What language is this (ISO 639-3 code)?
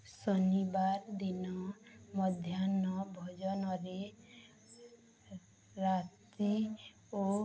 ori